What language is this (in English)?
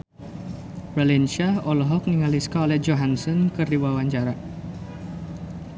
Sundanese